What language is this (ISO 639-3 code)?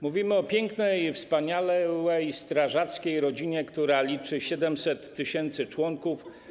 pol